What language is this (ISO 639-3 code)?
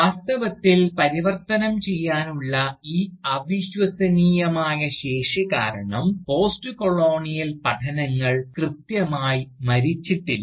mal